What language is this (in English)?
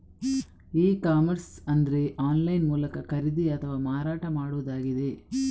Kannada